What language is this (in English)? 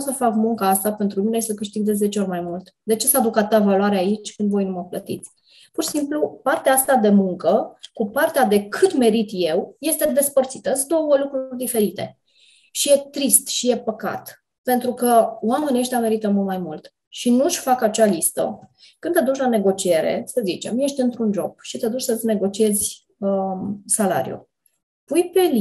Romanian